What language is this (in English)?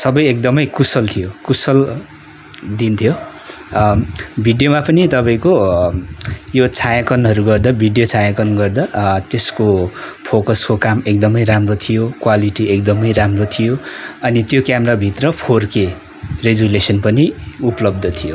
Nepali